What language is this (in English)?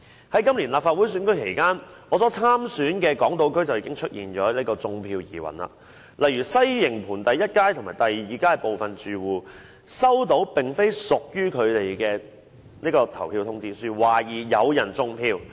Cantonese